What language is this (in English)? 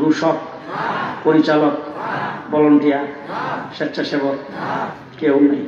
Bangla